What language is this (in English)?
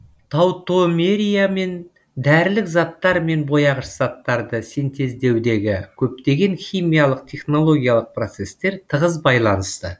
Kazakh